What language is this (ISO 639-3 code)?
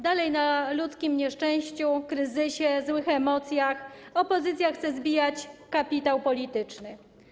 pol